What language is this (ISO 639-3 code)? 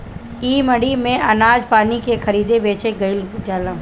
bho